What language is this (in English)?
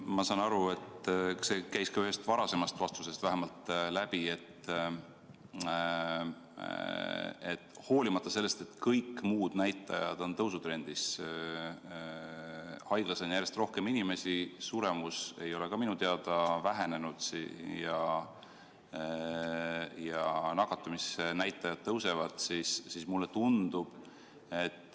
Estonian